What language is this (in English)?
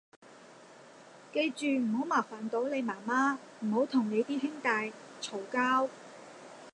Cantonese